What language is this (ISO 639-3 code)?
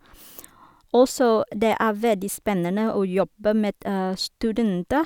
nor